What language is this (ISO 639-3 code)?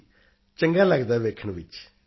pan